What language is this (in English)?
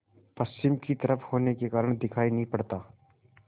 Hindi